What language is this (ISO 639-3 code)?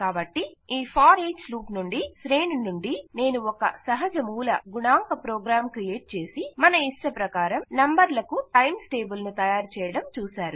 tel